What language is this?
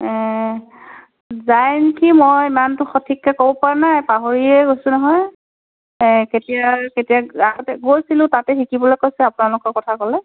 Assamese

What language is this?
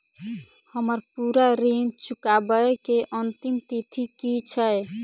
Maithili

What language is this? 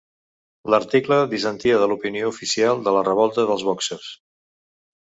Catalan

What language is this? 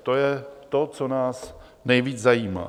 Czech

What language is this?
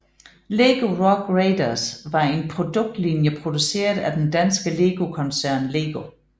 Danish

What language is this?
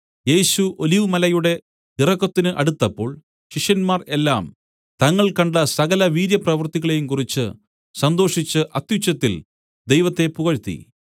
Malayalam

